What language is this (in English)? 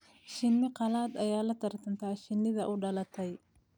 Somali